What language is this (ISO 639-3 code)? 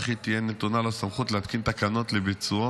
heb